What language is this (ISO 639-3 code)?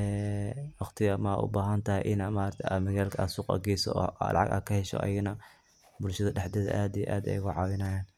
som